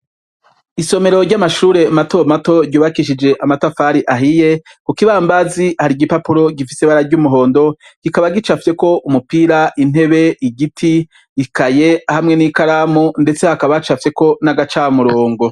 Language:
Rundi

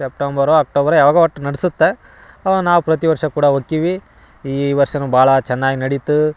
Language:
Kannada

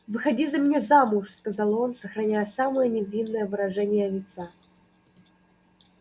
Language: Russian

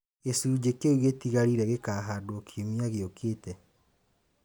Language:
Kikuyu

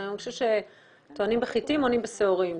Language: Hebrew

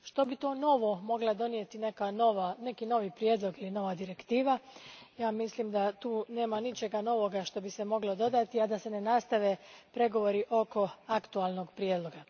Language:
Croatian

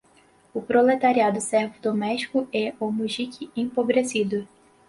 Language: Portuguese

